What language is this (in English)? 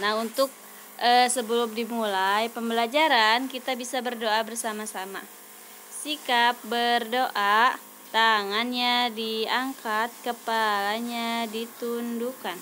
Indonesian